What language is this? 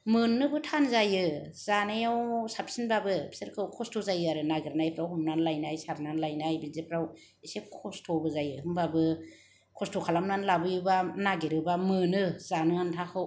Bodo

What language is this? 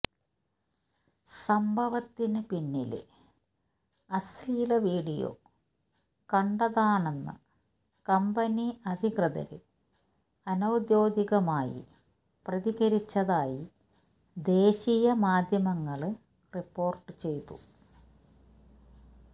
Malayalam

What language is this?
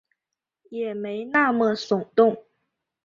Chinese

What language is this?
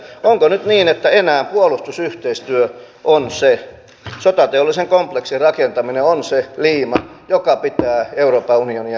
Finnish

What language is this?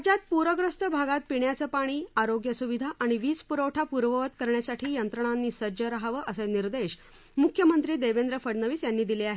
Marathi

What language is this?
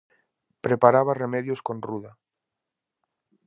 Galician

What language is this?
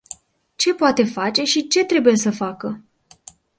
Romanian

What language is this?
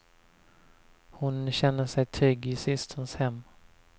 Swedish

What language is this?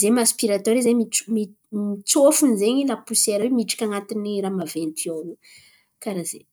Antankarana Malagasy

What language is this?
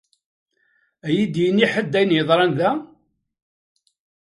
Kabyle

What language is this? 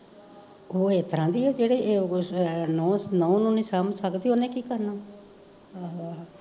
Punjabi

